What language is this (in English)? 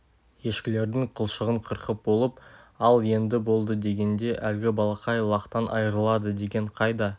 Kazakh